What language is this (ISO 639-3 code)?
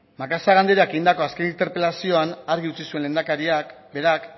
eus